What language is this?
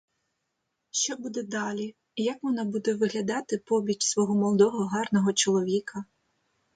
Ukrainian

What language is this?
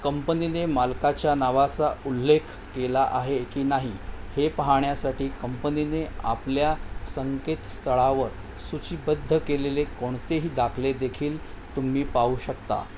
Marathi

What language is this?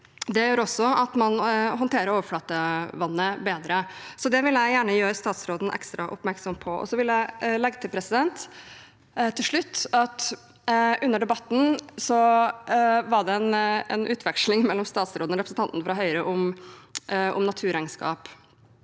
Norwegian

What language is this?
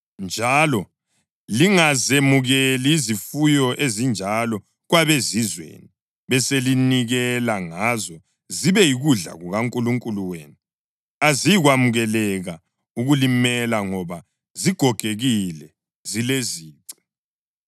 North Ndebele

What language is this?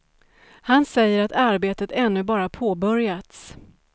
Swedish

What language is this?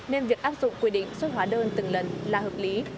Vietnamese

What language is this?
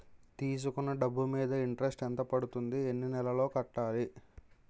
Telugu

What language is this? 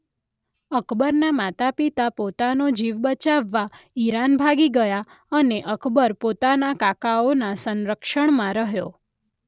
Gujarati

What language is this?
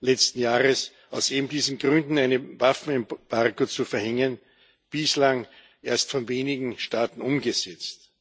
German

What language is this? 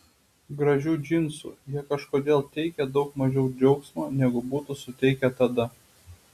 Lithuanian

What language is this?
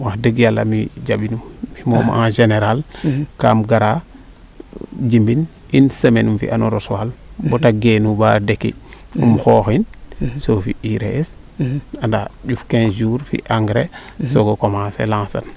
Serer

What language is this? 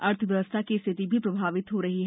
Hindi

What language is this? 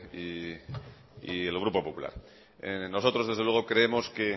Spanish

